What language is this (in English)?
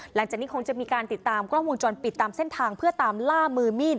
Thai